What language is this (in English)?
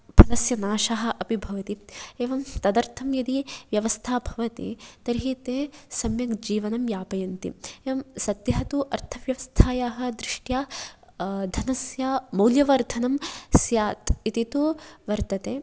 Sanskrit